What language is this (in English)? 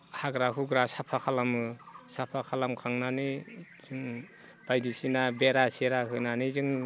Bodo